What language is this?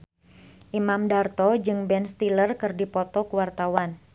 Sundanese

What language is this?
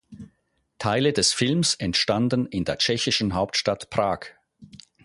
German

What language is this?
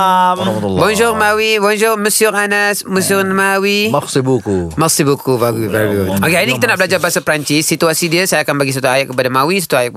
Malay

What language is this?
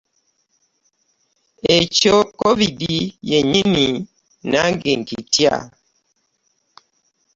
Ganda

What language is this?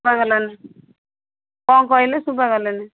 Odia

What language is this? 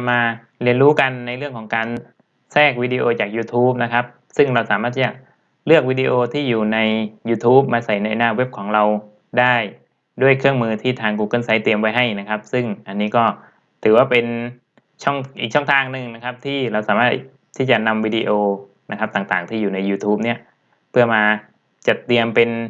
Thai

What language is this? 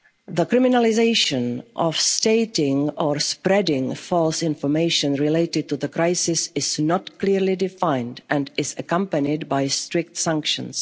English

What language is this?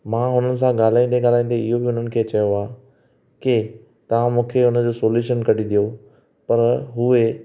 Sindhi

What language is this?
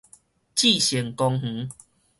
Min Nan Chinese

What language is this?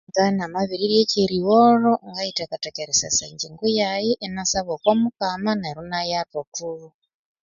Konzo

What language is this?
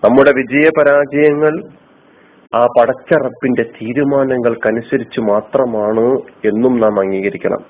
Malayalam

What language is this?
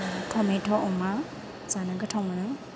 Bodo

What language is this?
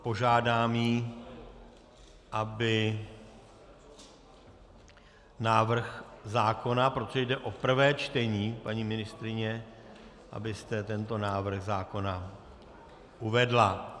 Czech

